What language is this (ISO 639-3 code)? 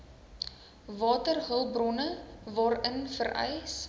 afr